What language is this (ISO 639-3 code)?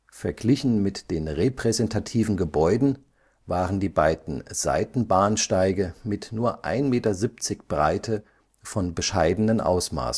deu